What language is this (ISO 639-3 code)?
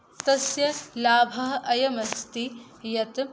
san